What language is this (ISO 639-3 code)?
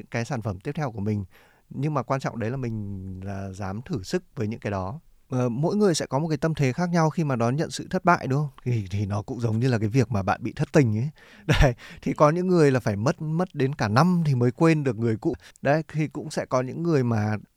vie